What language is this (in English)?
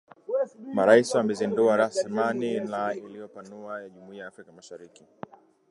Swahili